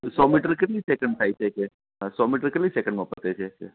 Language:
Gujarati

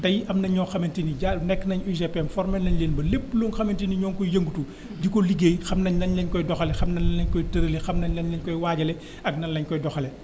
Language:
Wolof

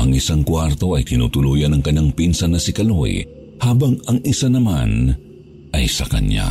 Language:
Filipino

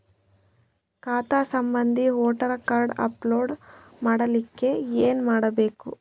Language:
Kannada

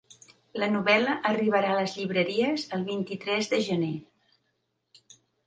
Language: Catalan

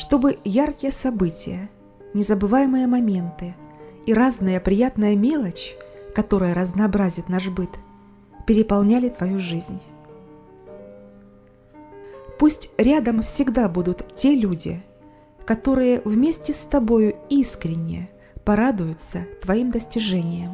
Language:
Russian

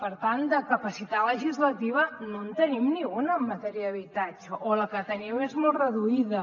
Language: Catalan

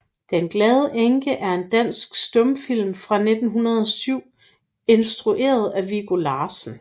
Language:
Danish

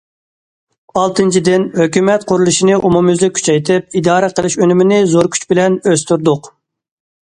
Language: Uyghur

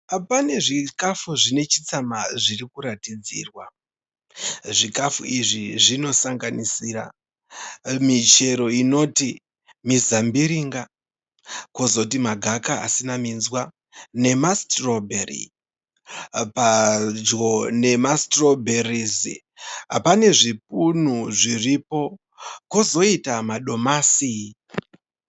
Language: Shona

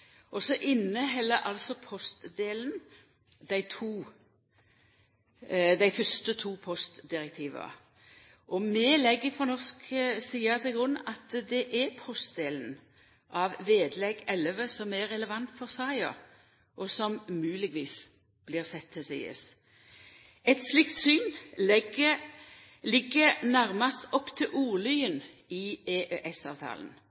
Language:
Norwegian Nynorsk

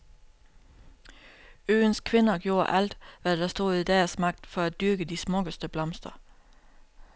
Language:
Danish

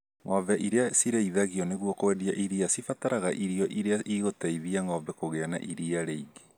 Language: Kikuyu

